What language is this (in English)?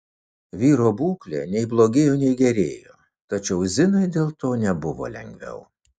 Lithuanian